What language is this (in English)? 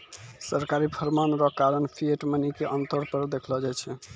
Maithili